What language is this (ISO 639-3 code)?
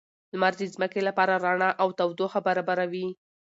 pus